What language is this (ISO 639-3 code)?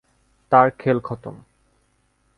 ben